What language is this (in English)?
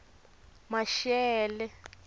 Tsonga